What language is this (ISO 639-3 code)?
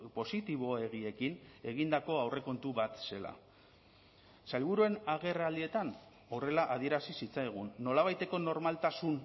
eus